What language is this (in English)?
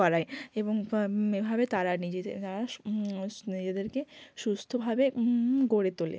Bangla